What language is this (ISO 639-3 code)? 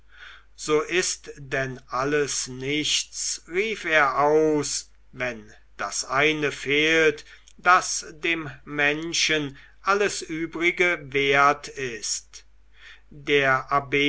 deu